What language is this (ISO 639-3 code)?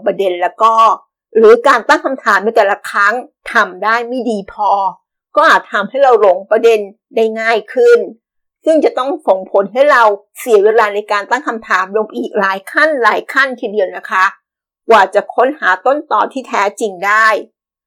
tha